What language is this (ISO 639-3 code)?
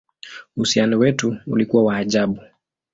swa